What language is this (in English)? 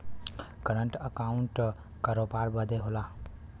Bhojpuri